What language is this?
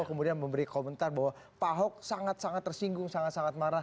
Indonesian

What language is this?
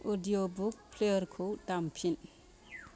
Bodo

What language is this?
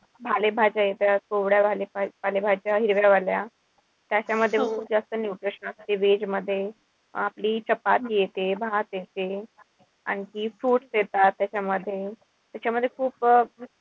Marathi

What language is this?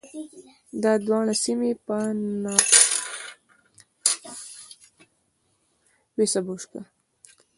Pashto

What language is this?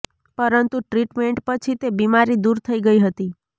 Gujarati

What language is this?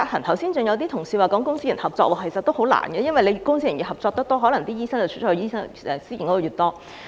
Cantonese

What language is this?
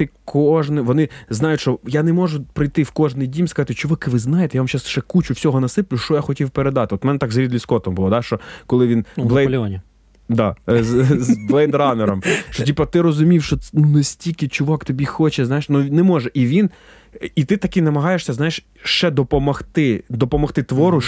Ukrainian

